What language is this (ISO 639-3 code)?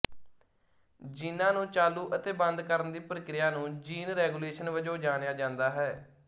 pan